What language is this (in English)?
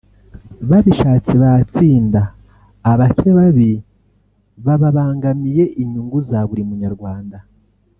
Kinyarwanda